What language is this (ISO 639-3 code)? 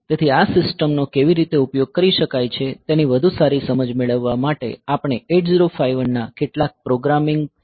guj